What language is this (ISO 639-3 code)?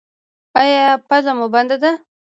pus